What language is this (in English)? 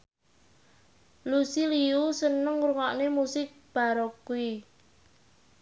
Javanese